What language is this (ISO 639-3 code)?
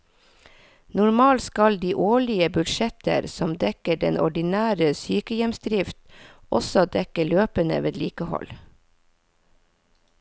nor